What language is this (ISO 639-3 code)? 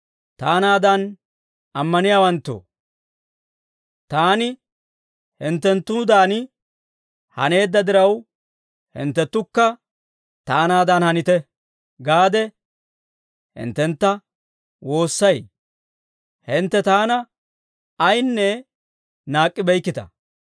dwr